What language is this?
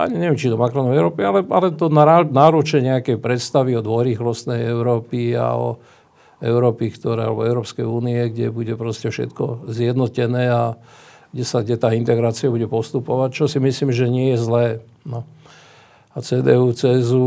Slovak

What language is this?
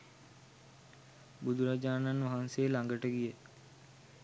Sinhala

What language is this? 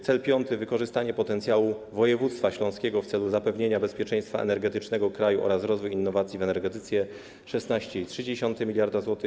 Polish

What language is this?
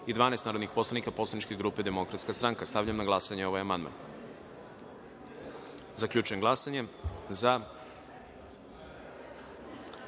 Serbian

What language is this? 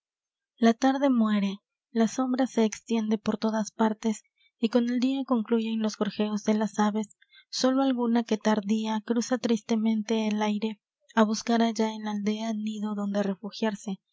Spanish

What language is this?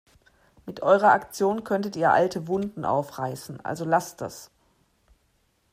German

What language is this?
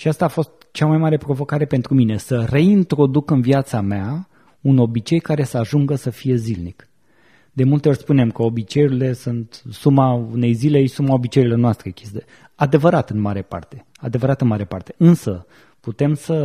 Romanian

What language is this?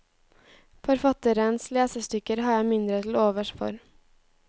Norwegian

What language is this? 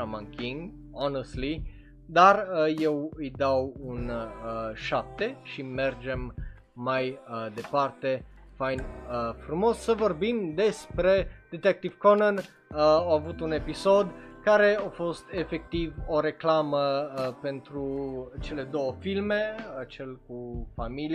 Romanian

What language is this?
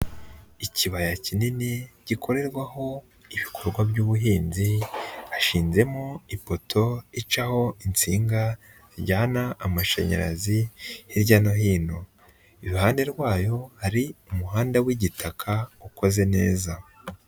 Kinyarwanda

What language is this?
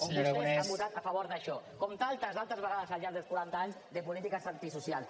Catalan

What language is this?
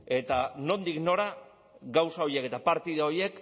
Basque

